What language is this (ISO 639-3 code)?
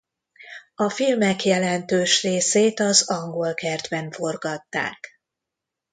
hun